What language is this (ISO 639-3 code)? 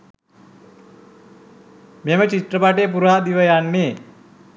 sin